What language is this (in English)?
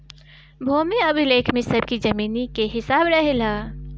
Bhojpuri